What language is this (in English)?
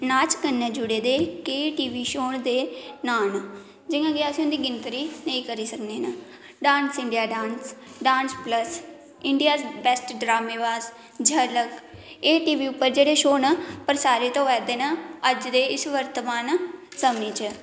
Dogri